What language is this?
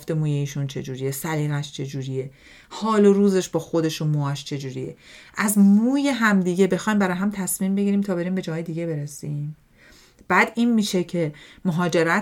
Persian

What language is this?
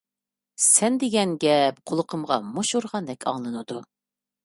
Uyghur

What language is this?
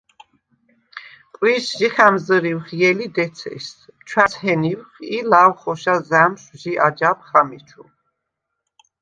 Svan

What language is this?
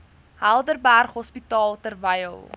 Afrikaans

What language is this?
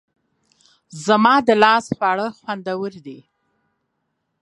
Pashto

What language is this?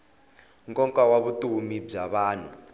Tsonga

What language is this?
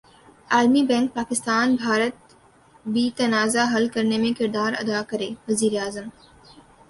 Urdu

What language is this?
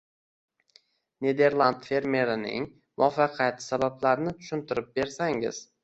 Uzbek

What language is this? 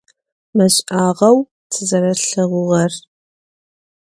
Adyghe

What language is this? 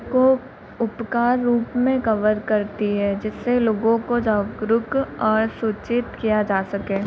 Hindi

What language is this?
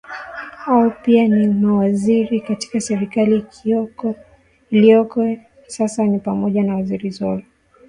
Swahili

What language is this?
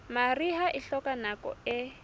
Southern Sotho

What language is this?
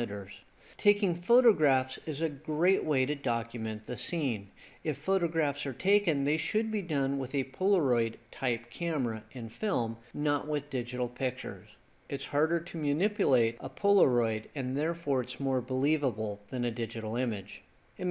English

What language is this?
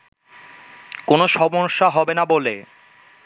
Bangla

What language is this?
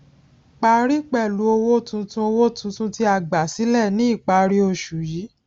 Yoruba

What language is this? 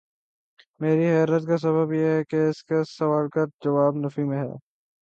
Urdu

